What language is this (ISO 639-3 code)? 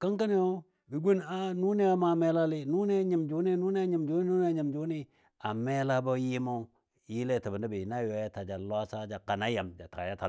dbd